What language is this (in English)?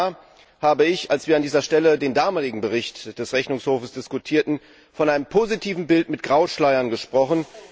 German